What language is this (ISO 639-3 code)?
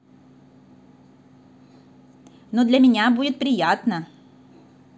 rus